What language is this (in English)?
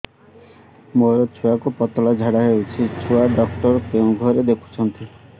Odia